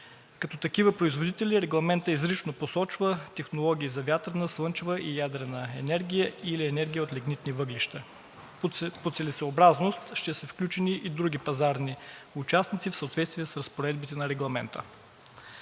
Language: Bulgarian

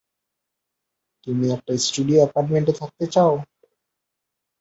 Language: Bangla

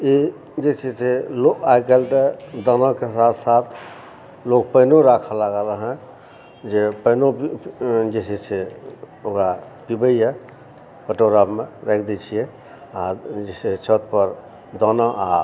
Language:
Maithili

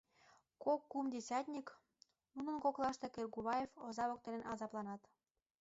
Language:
Mari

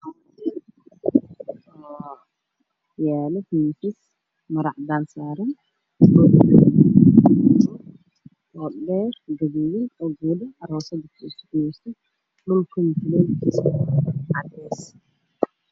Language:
Somali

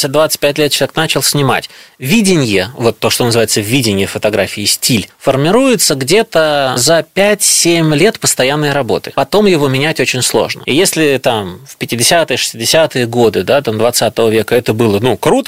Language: Russian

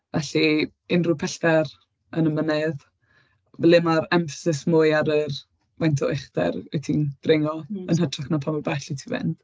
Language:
Welsh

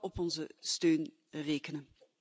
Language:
Dutch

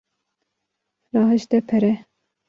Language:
Kurdish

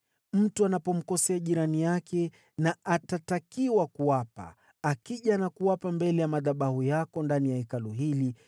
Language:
Swahili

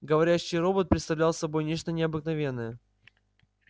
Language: Russian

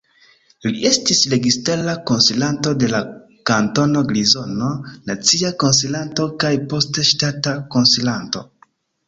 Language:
Esperanto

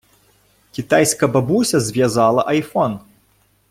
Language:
Ukrainian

